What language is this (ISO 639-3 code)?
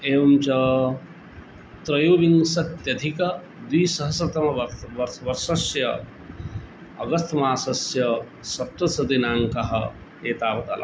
san